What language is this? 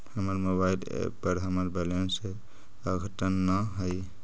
Magahi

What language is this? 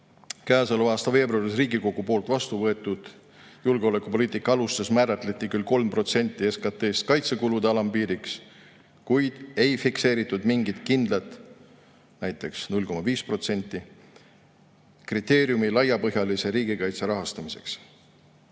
Estonian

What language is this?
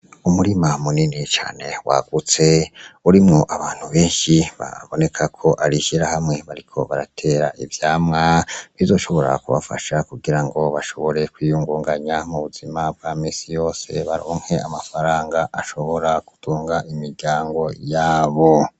Rundi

